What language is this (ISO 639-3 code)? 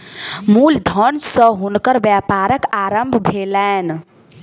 mai